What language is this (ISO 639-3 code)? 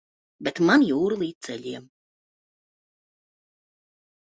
lav